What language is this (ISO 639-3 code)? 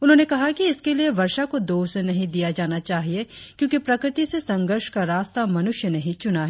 hin